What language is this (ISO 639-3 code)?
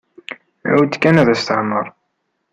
kab